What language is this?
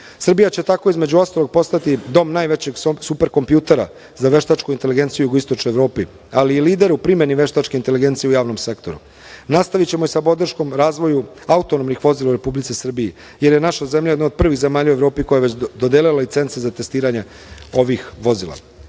Serbian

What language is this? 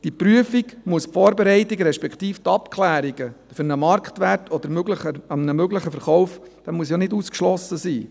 Swiss German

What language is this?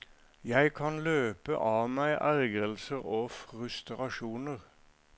Norwegian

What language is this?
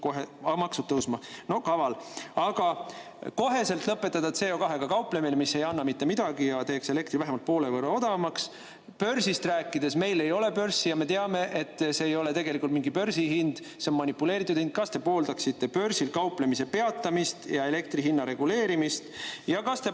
Estonian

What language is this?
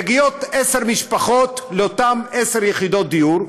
Hebrew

